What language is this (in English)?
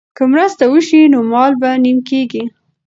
Pashto